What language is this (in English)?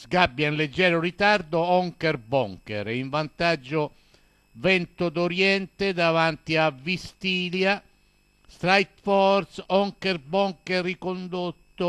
Italian